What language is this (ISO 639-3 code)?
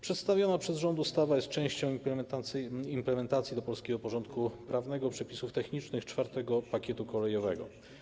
pol